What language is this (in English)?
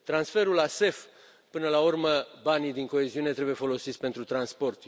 Romanian